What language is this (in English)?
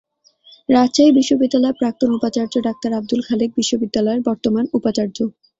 Bangla